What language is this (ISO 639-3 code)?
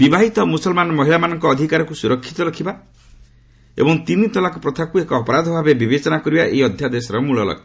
ori